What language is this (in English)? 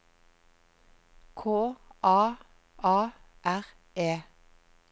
Norwegian